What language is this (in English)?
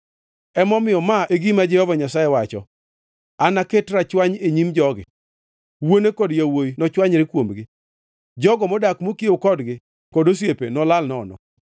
Luo (Kenya and Tanzania)